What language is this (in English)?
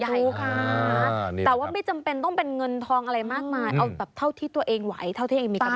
Thai